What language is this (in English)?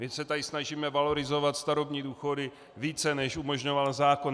Czech